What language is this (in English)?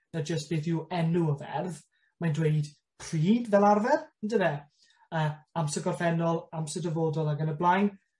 Welsh